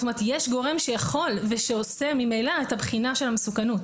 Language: Hebrew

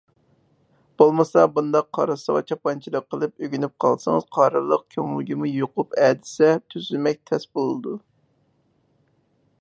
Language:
Uyghur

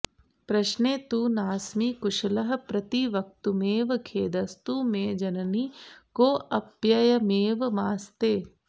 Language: Sanskrit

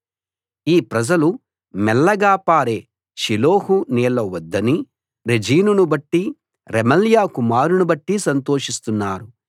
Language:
Telugu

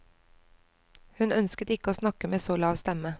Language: Norwegian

